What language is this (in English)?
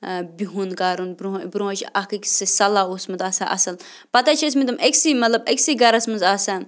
Kashmiri